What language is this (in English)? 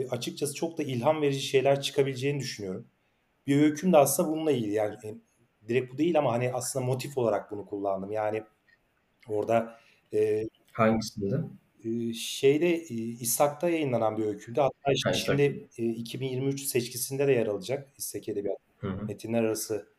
Turkish